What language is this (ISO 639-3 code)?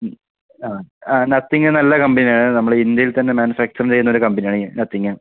mal